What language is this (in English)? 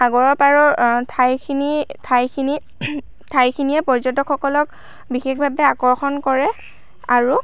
Assamese